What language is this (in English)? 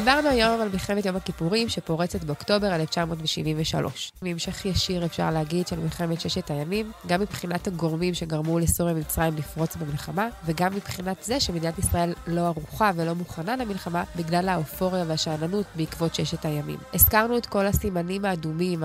Hebrew